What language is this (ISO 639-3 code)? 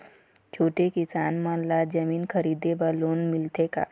hne